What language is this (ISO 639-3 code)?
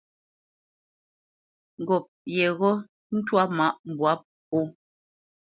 bce